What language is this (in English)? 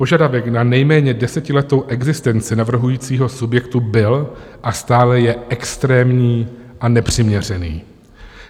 Czech